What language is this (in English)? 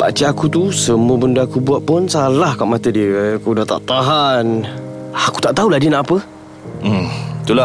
Malay